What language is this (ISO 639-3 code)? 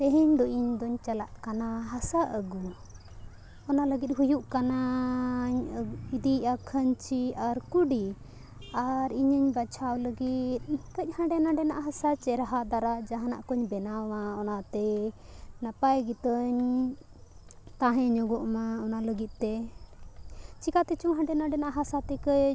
sat